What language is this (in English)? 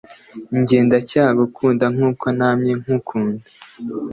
Kinyarwanda